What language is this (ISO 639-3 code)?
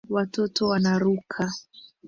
swa